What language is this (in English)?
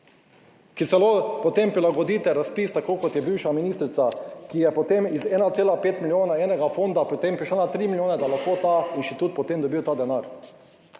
Slovenian